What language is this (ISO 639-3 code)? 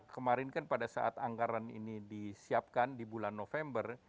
ind